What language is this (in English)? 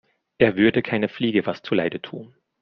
German